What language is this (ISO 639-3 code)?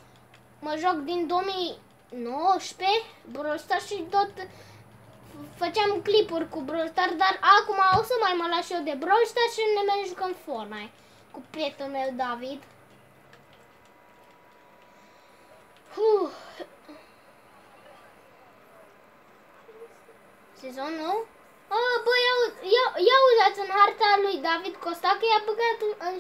ron